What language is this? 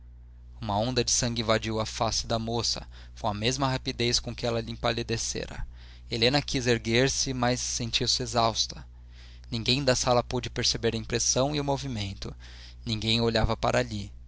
Portuguese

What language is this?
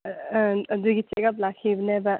Manipuri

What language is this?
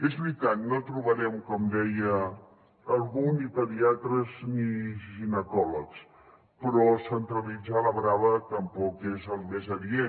Catalan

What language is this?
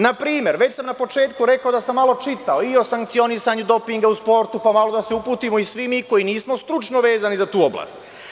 Serbian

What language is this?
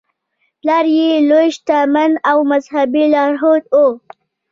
Pashto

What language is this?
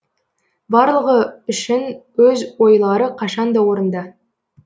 Kazakh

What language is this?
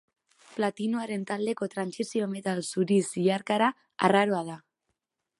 Basque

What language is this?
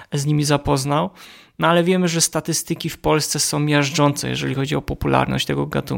Polish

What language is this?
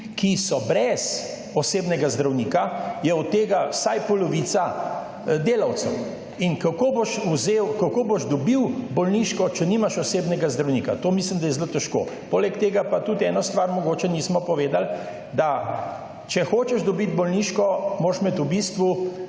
Slovenian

